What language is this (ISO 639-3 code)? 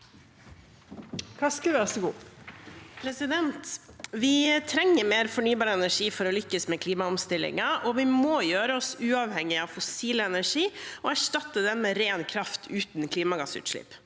nor